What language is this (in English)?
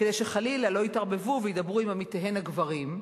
Hebrew